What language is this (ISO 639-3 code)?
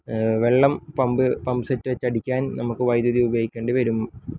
mal